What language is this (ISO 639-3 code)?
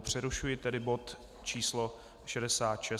ces